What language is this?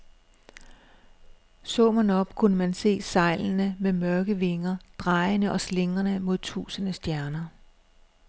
Danish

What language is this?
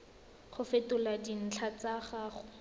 Tswana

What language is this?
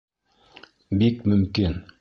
Bashkir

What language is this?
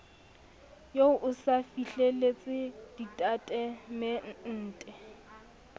Southern Sotho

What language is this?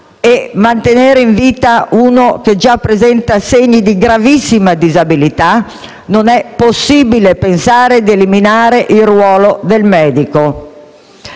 Italian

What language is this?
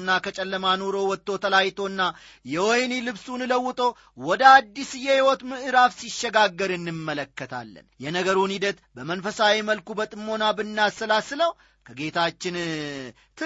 Amharic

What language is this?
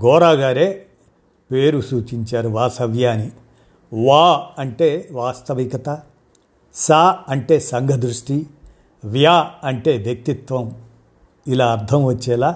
Telugu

